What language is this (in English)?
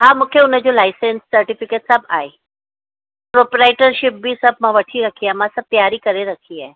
Sindhi